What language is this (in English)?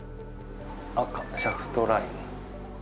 Japanese